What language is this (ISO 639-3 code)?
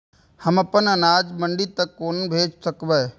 mai